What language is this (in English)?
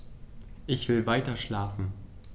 German